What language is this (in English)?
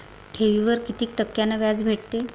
Marathi